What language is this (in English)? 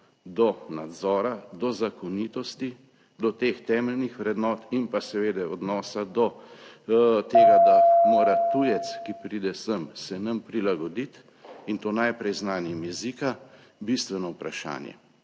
Slovenian